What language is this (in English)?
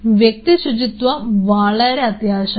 Malayalam